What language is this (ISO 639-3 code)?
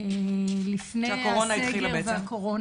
heb